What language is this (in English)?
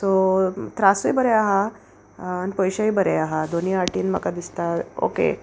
Konkani